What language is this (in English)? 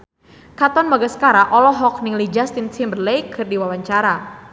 Sundanese